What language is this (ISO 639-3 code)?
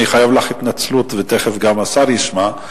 heb